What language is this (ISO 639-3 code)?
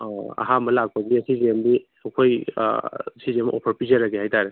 mni